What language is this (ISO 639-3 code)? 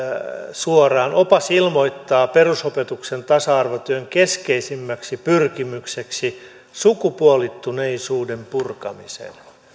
fin